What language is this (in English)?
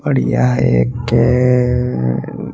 Hindi